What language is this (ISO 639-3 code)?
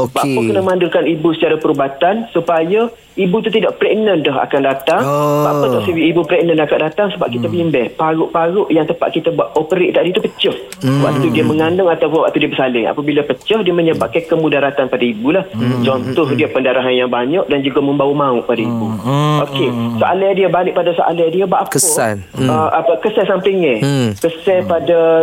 msa